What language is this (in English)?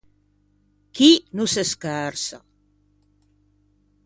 Ligurian